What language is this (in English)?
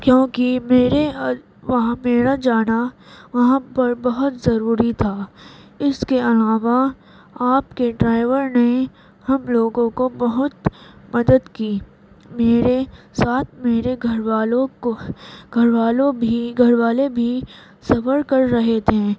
Urdu